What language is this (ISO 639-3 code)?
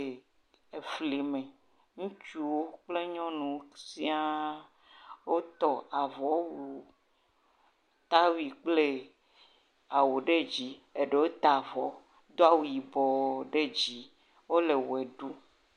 ewe